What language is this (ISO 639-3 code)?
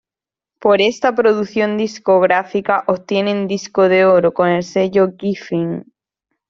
spa